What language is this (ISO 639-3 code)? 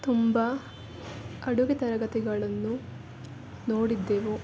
kan